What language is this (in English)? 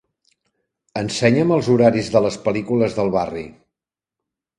Catalan